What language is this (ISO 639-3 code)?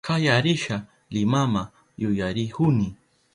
qup